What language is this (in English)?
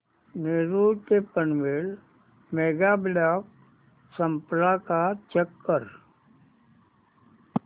Marathi